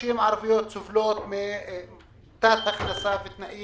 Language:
Hebrew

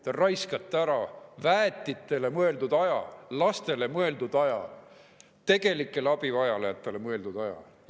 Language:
Estonian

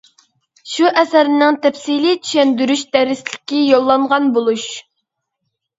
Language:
Uyghur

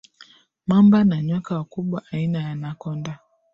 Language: Swahili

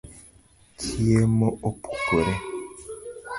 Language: Luo (Kenya and Tanzania)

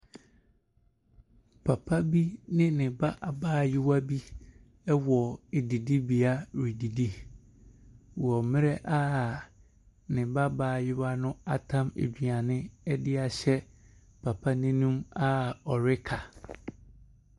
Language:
Akan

